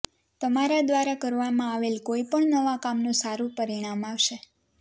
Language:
Gujarati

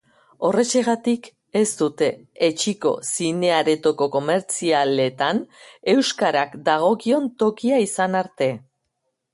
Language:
Basque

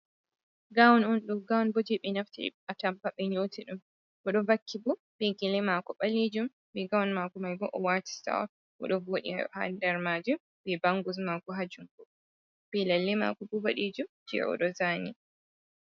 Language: Fula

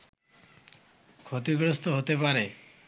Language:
Bangla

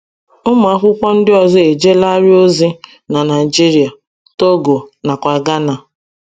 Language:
Igbo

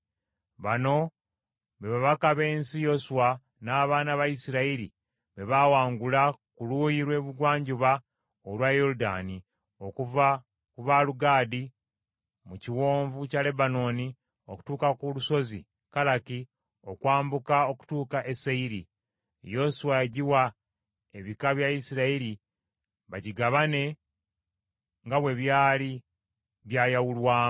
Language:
Ganda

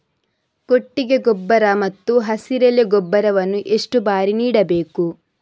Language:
Kannada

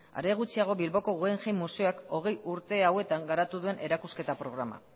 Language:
Basque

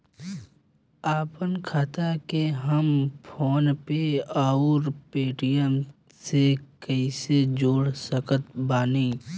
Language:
Bhojpuri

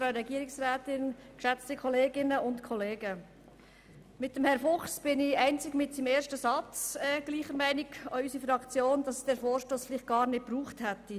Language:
Swiss German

